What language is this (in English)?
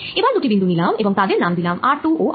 Bangla